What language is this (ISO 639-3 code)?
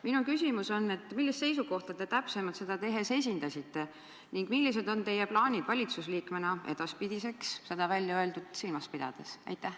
est